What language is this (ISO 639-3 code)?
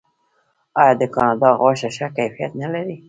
pus